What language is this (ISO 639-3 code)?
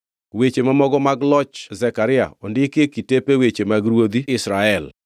luo